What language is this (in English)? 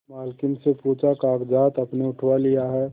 Hindi